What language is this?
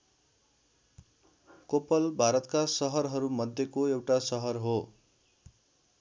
Nepali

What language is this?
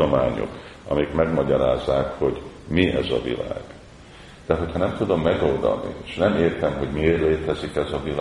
Hungarian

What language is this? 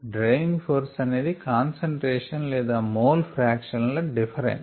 Telugu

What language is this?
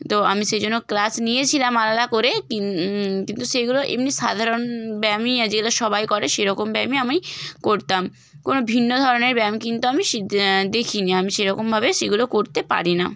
Bangla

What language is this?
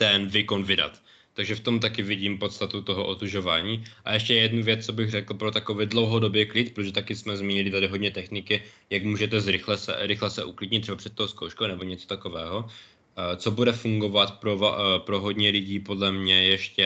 Czech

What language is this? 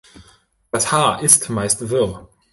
German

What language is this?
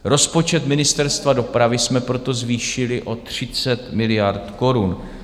Czech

